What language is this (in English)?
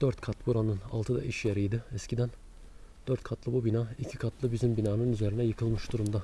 Turkish